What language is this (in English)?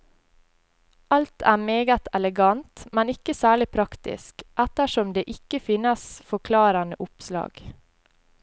Norwegian